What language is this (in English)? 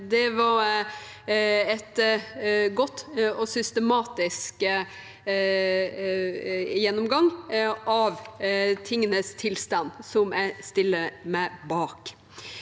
Norwegian